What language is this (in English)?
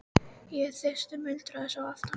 Icelandic